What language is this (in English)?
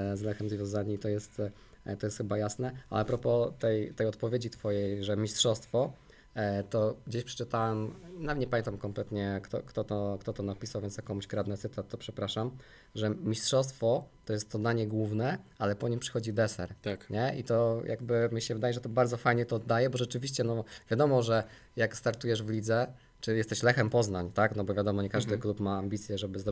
Polish